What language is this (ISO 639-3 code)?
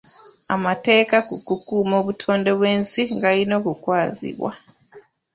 lug